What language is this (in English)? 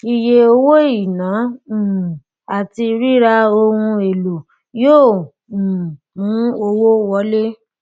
Yoruba